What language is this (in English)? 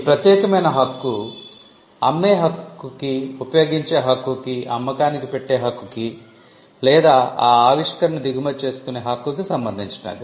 Telugu